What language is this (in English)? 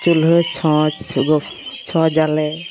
Santali